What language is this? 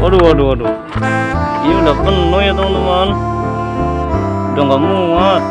Indonesian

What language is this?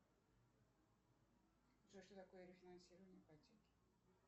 Russian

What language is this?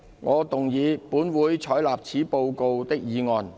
Cantonese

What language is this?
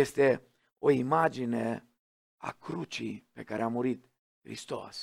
Romanian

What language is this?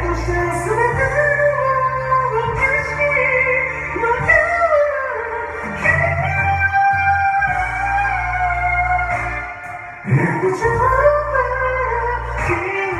Vietnamese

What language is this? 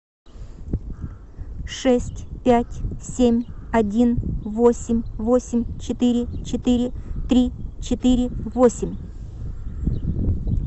Russian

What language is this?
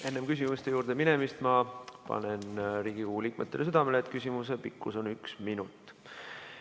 Estonian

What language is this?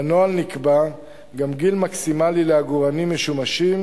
Hebrew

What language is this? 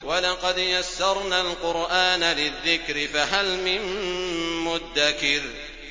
Arabic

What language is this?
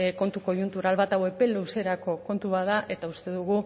Basque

